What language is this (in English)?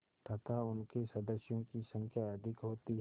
Hindi